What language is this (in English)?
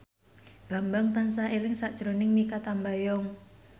Javanese